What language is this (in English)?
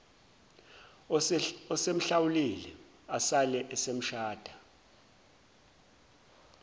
Zulu